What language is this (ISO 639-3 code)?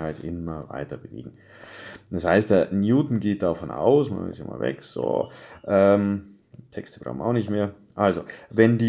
deu